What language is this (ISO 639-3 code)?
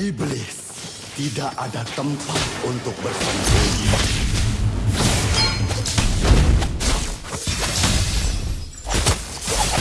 ind